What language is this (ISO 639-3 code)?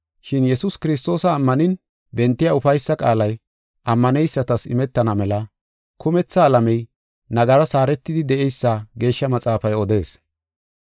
gof